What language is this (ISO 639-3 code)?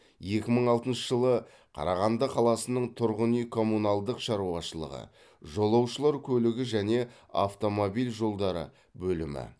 kaz